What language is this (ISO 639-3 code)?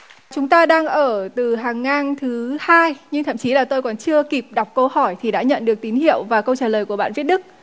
vie